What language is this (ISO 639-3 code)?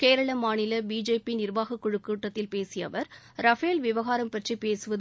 tam